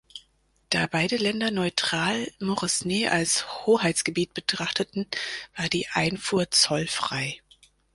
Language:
German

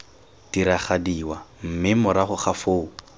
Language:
Tswana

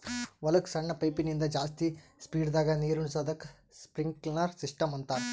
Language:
Kannada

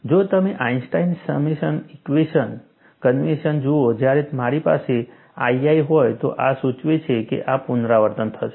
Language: Gujarati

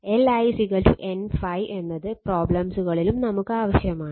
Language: Malayalam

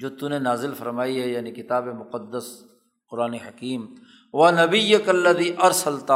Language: Urdu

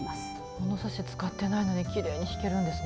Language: Japanese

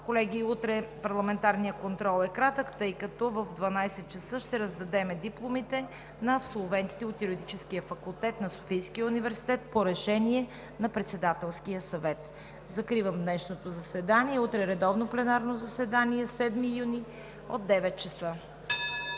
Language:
Bulgarian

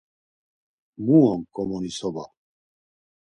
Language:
Laz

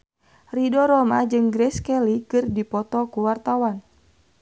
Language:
Sundanese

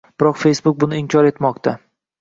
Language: Uzbek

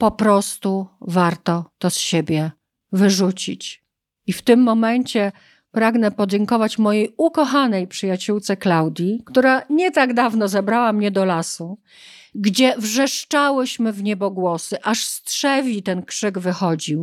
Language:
Polish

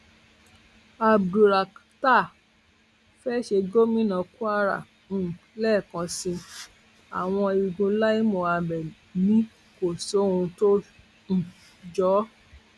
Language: Yoruba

